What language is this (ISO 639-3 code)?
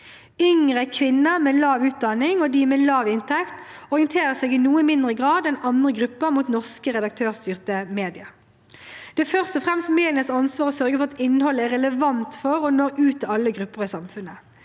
nor